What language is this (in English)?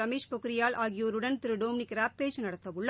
Tamil